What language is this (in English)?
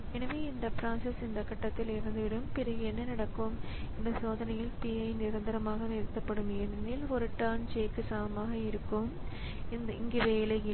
Tamil